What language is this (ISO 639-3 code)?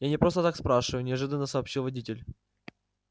rus